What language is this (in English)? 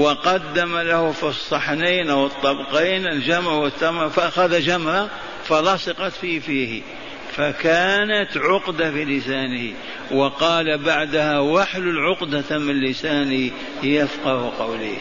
Arabic